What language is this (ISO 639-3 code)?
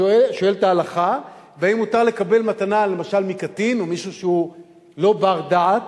heb